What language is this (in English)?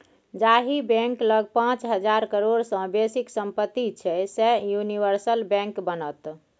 Maithili